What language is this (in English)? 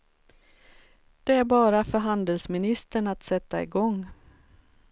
Swedish